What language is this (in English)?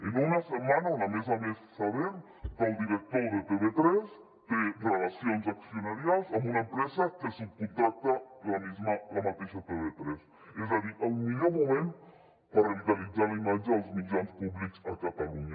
Catalan